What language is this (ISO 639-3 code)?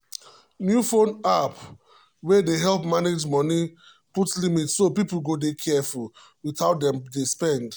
pcm